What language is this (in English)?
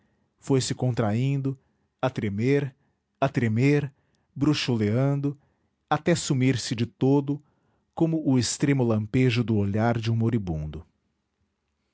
Portuguese